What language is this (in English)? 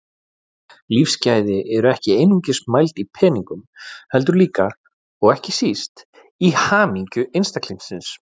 Icelandic